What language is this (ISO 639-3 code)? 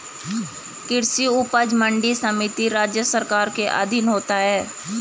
hin